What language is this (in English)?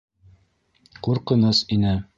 Bashkir